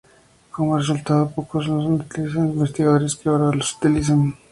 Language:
Spanish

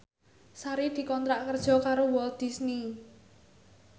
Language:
Javanese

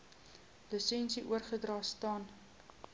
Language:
Afrikaans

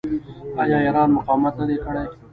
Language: Pashto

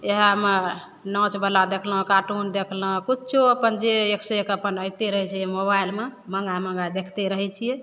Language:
Maithili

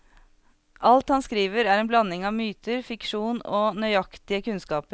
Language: Norwegian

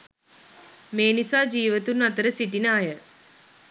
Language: Sinhala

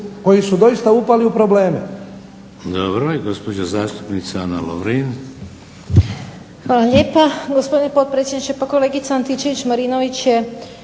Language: Croatian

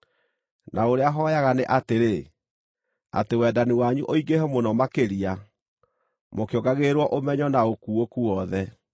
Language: Kikuyu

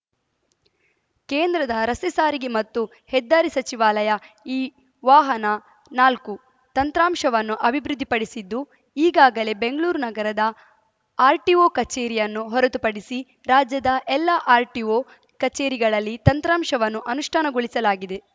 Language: Kannada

